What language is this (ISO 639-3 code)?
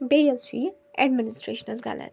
kas